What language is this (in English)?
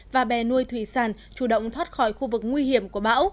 Vietnamese